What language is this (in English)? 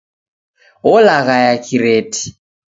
Taita